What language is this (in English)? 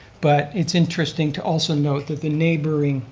English